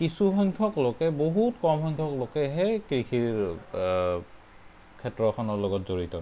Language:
Assamese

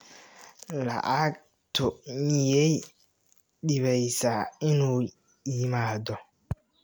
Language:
Somali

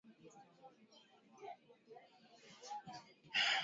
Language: Swahili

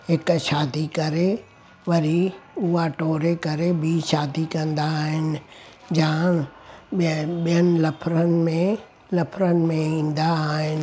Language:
Sindhi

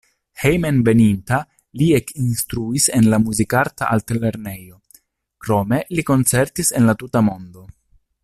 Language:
Esperanto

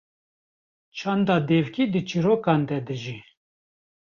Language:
Kurdish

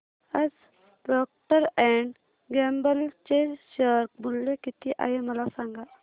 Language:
Marathi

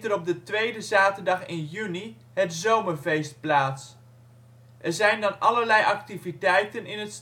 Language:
Dutch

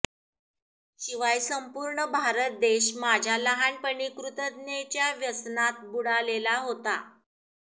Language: Marathi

